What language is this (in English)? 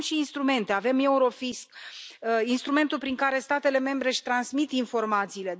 Romanian